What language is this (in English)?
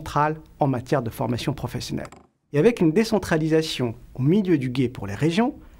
French